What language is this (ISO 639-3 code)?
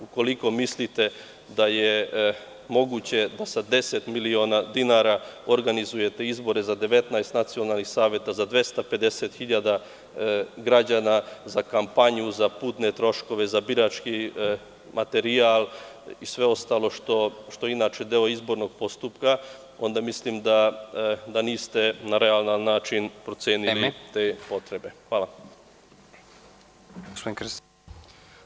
srp